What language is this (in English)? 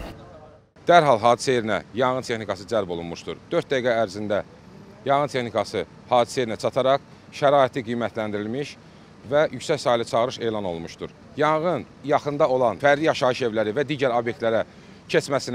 Turkish